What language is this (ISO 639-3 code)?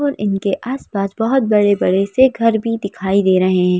hin